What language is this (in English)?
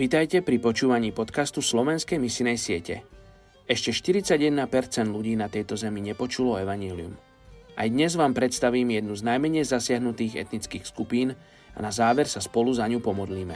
Slovak